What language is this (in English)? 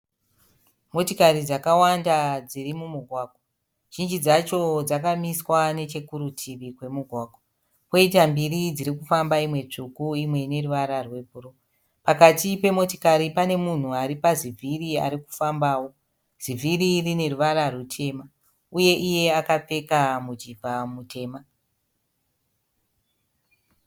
Shona